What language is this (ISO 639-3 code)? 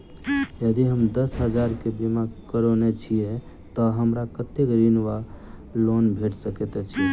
mai